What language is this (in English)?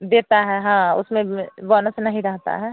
Hindi